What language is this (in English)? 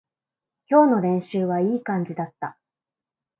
Japanese